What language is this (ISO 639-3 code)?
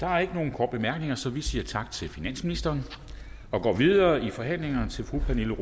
dan